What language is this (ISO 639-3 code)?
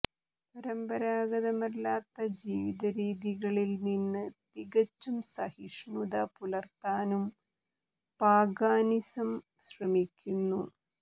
mal